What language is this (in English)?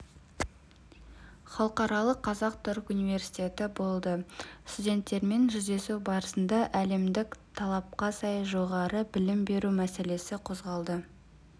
Kazakh